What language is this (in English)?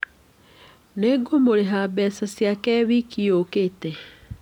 Kikuyu